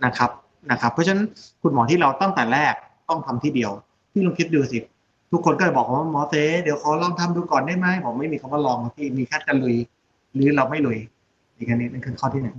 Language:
Thai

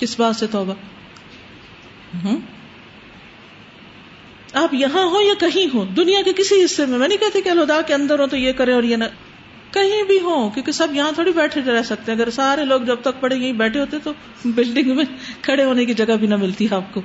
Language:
Urdu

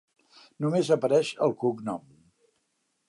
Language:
Catalan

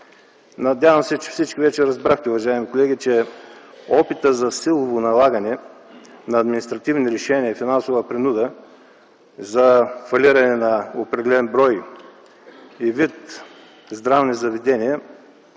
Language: Bulgarian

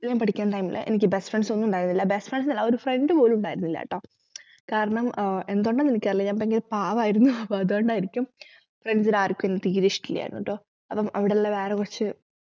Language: Malayalam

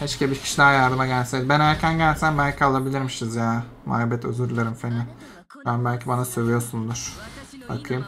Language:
Turkish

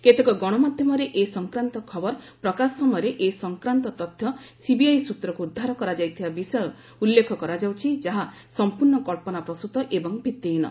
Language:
Odia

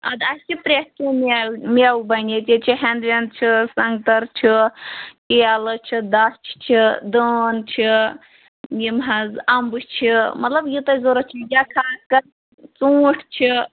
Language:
Kashmiri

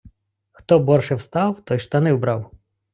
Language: Ukrainian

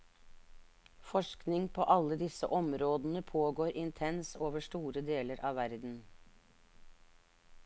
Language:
Norwegian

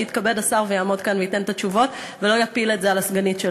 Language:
Hebrew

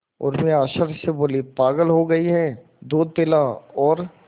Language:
Hindi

